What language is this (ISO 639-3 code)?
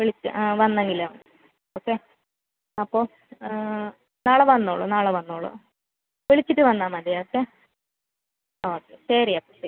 mal